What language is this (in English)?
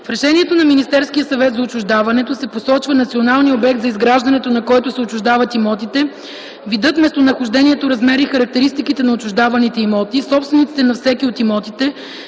Bulgarian